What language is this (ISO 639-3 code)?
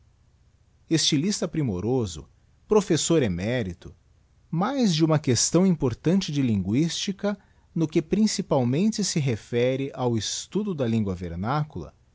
por